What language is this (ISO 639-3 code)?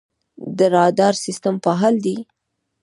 pus